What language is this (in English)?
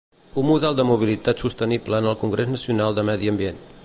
Catalan